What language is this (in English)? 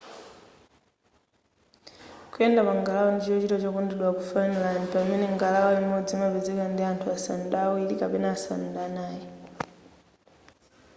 Nyanja